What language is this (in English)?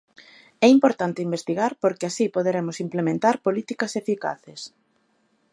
Galician